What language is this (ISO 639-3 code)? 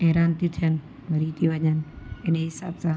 snd